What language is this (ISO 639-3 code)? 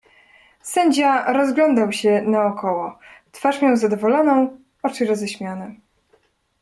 pol